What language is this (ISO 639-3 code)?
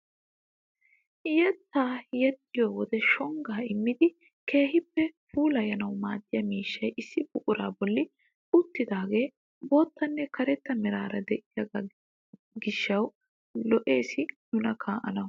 wal